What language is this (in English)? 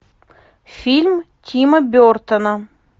Russian